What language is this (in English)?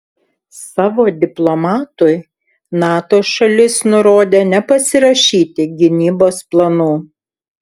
Lithuanian